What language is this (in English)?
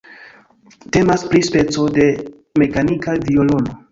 Esperanto